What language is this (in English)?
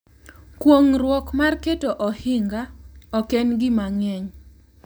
Luo (Kenya and Tanzania)